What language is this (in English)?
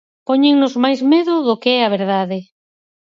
Galician